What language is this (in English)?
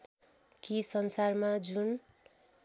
Nepali